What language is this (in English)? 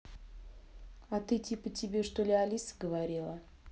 Russian